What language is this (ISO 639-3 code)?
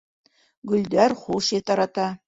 bak